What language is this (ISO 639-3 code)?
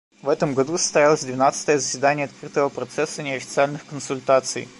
rus